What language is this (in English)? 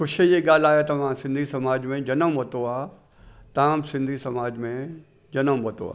Sindhi